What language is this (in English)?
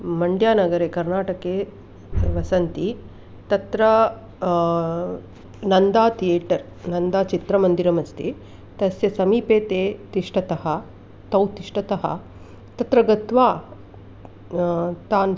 Sanskrit